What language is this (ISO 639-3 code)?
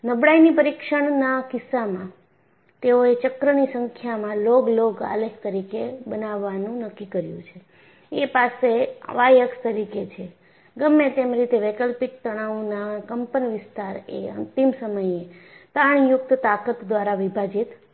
guj